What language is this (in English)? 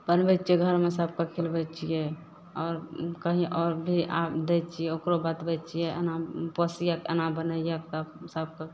Maithili